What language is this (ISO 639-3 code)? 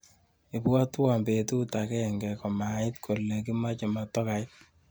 kln